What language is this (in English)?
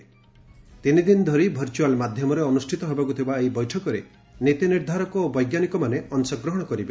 Odia